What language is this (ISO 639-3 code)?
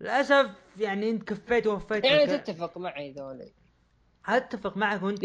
ara